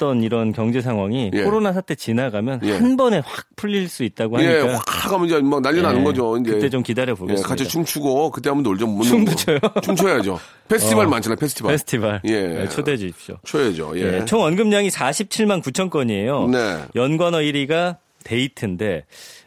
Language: Korean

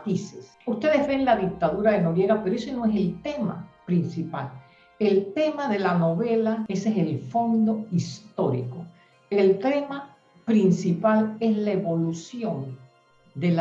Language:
Spanish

